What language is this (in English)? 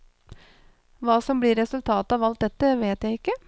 Norwegian